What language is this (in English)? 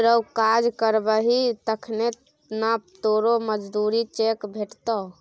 Maithili